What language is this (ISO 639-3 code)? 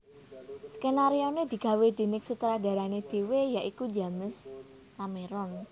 jav